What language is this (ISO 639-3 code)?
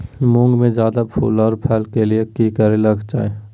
mag